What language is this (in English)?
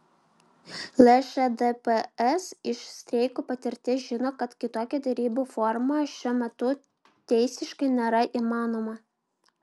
Lithuanian